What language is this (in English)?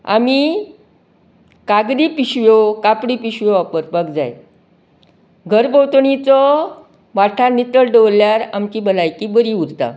Konkani